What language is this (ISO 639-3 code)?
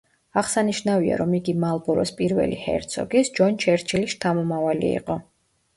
kat